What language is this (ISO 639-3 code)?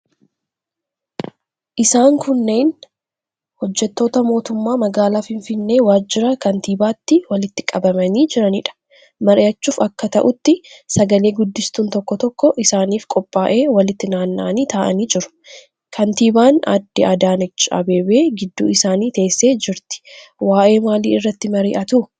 orm